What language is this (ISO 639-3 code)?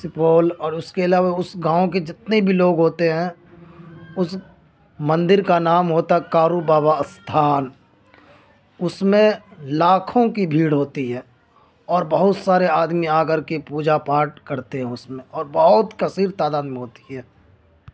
urd